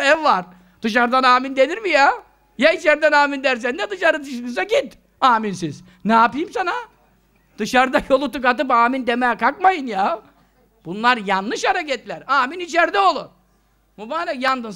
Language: Turkish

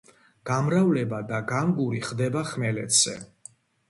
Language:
Georgian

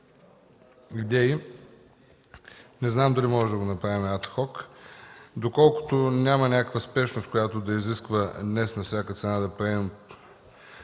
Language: Bulgarian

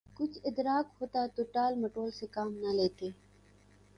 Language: Urdu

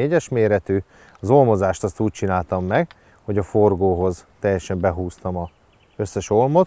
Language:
Hungarian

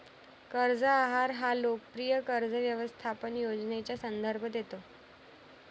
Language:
Marathi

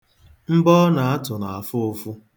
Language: Igbo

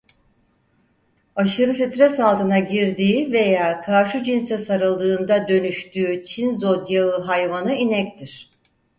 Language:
Turkish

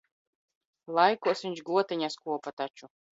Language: Latvian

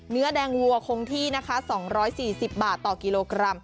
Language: Thai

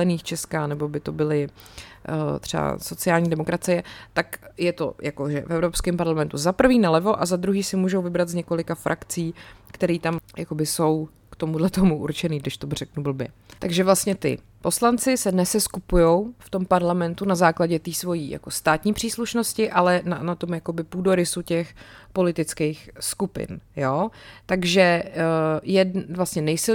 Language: Czech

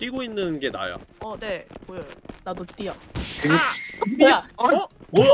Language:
Korean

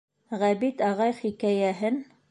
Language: Bashkir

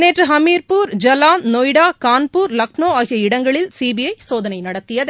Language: Tamil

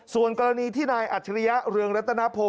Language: Thai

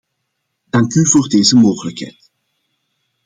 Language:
Dutch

